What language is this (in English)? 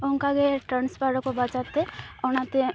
Santali